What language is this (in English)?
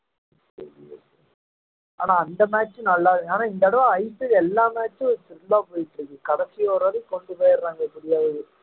Tamil